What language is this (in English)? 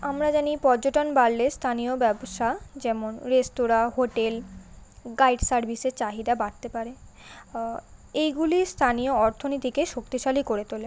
Bangla